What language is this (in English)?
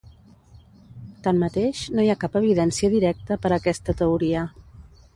Catalan